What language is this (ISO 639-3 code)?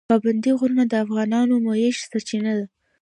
pus